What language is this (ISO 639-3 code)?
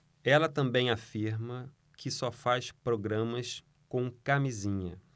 por